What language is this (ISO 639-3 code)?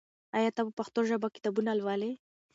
pus